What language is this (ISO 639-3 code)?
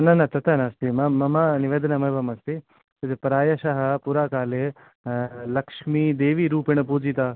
san